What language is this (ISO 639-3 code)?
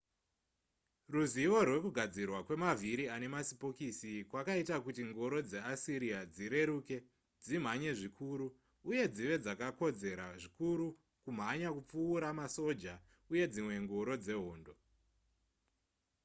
sna